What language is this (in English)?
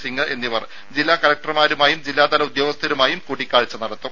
Malayalam